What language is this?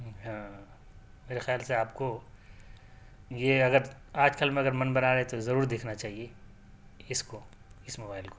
Urdu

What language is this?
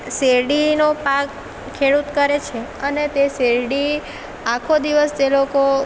Gujarati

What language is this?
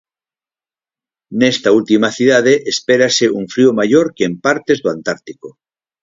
Galician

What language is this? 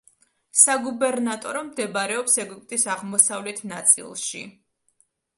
Georgian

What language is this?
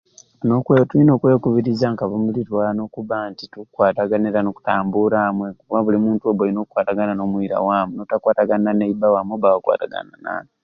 Ruuli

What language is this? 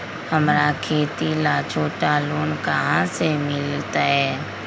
Magahi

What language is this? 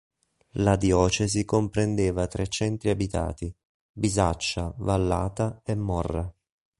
Italian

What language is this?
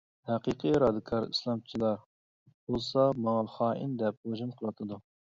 Uyghur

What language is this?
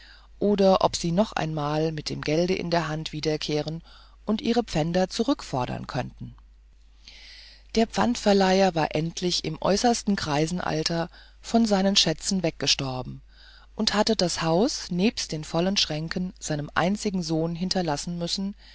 German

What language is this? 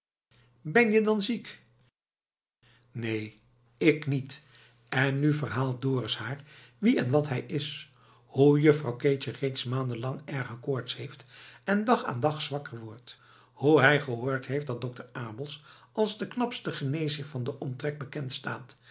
Dutch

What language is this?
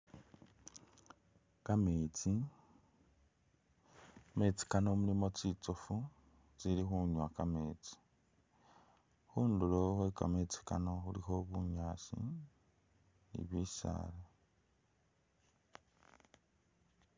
Masaaba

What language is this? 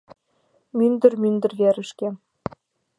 Mari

